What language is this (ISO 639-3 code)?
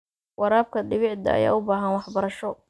som